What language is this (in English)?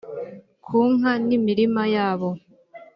Kinyarwanda